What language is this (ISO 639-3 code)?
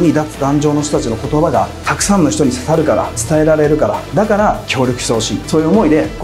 jpn